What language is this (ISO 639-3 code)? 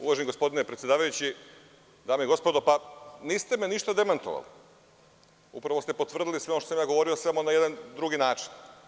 srp